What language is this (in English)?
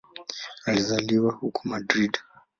Swahili